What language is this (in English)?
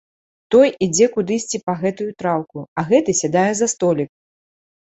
Belarusian